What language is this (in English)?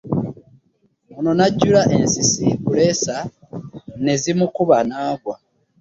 Ganda